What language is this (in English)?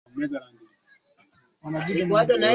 Swahili